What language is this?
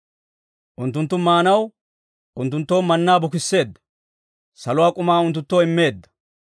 Dawro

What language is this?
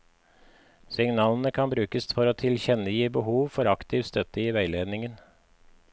Norwegian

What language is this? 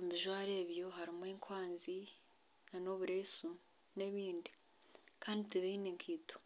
Nyankole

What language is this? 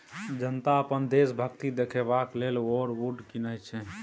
Maithili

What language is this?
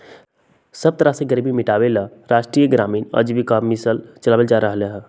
Magahi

